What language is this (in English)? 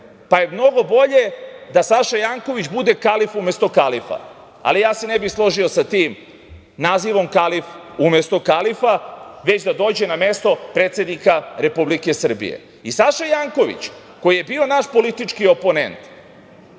Serbian